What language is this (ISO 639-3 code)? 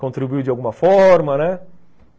por